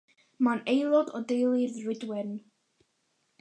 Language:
Welsh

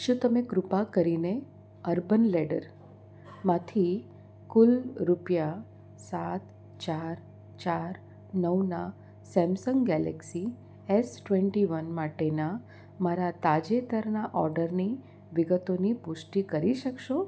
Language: Gujarati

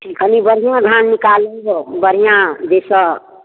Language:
Maithili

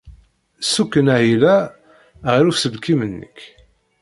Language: Kabyle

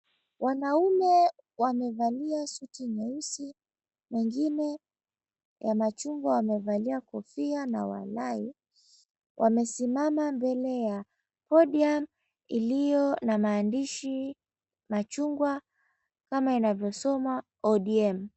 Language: Swahili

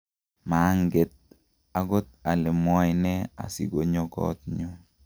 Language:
Kalenjin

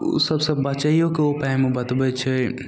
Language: Maithili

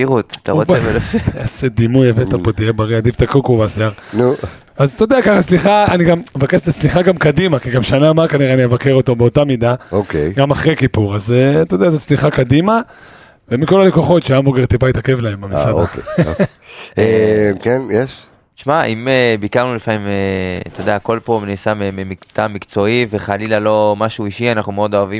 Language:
Hebrew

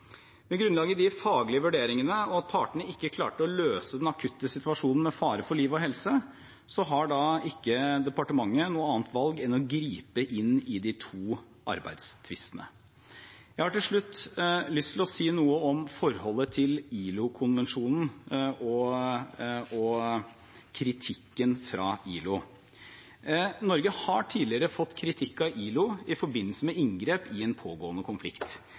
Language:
Norwegian Bokmål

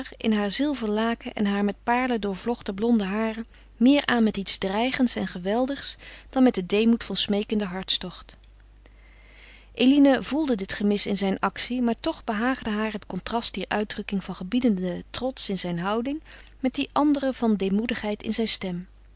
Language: Dutch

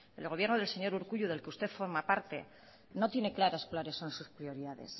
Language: Spanish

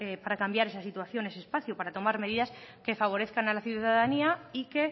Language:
Spanish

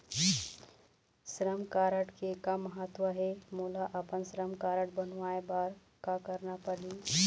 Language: Chhattisgarhi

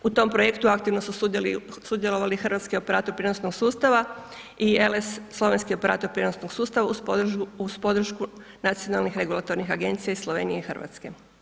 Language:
Croatian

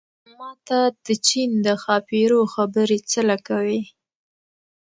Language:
Pashto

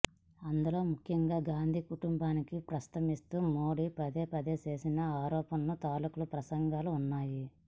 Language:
Telugu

